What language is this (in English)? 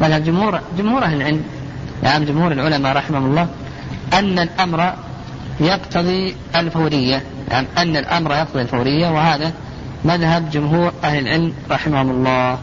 Arabic